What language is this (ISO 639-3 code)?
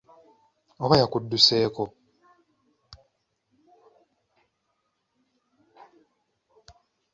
lug